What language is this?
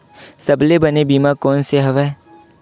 Chhattisgarhi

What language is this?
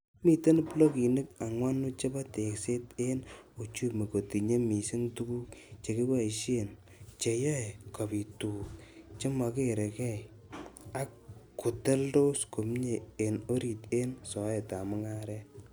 Kalenjin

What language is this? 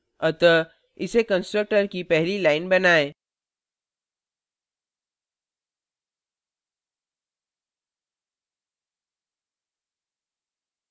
Hindi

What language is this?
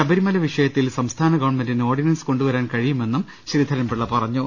Malayalam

